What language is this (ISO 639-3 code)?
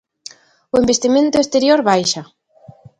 glg